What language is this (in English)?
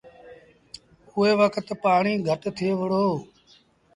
Sindhi Bhil